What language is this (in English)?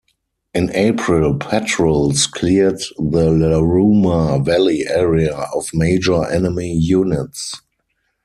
English